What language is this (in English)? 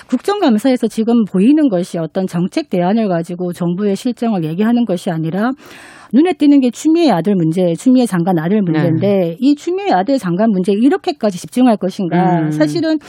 Korean